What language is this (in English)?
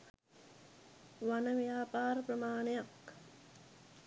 Sinhala